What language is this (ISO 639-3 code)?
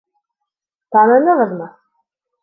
bak